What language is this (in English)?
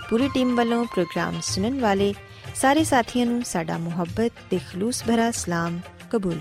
Punjabi